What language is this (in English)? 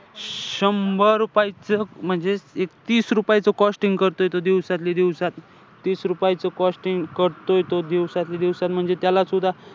Marathi